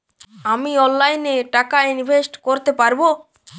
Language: Bangla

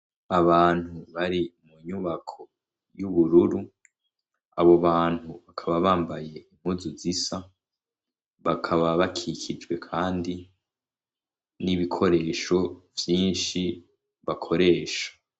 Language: Rundi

